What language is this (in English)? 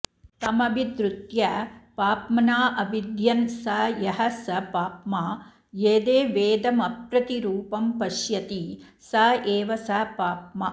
Sanskrit